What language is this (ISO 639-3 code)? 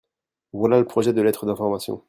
fra